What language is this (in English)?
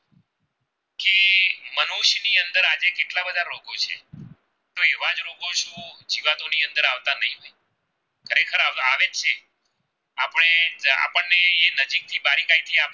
Gujarati